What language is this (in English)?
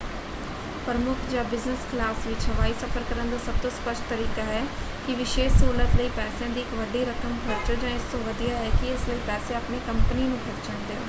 Punjabi